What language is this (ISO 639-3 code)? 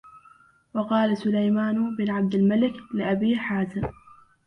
ara